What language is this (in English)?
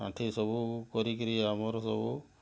Odia